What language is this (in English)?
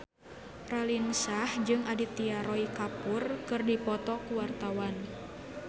Sundanese